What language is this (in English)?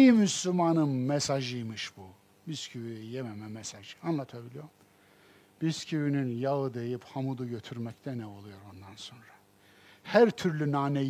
Turkish